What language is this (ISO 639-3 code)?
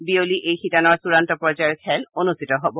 asm